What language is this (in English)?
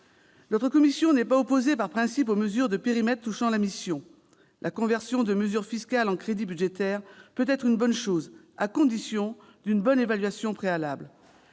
French